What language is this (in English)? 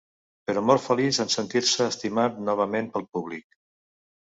Catalan